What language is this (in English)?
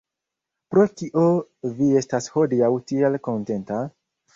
Esperanto